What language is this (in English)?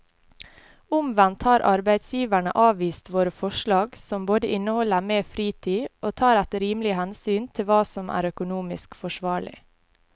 Norwegian